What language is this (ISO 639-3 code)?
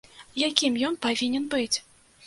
bel